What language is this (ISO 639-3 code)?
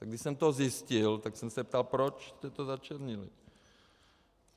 ces